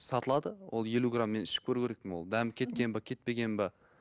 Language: Kazakh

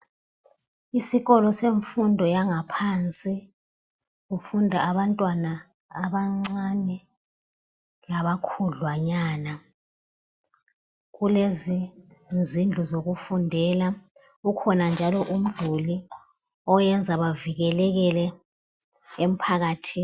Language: North Ndebele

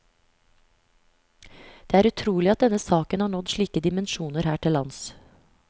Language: Norwegian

